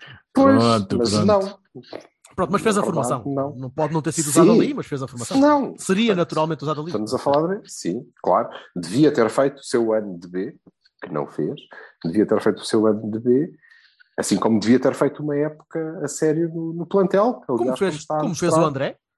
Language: Portuguese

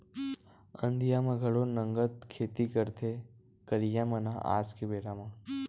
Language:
Chhattisgarhi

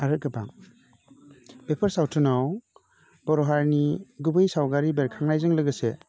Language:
Bodo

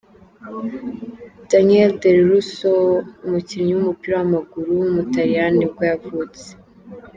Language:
Kinyarwanda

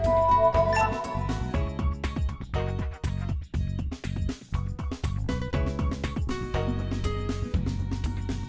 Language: Vietnamese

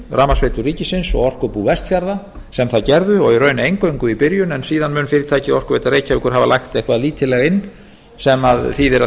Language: Icelandic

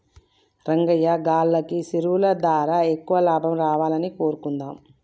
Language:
Telugu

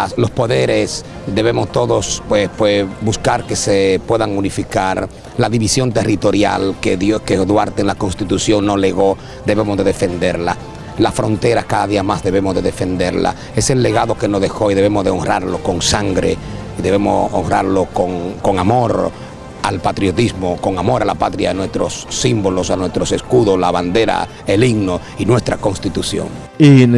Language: Spanish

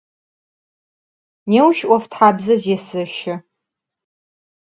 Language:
Adyghe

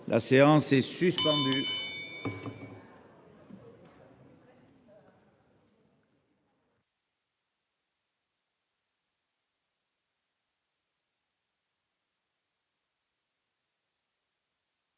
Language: French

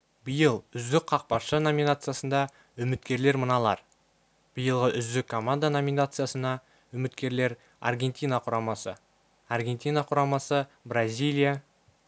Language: Kazakh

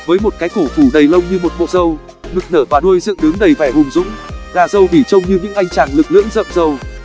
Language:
Vietnamese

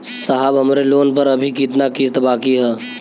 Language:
Bhojpuri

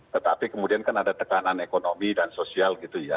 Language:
Indonesian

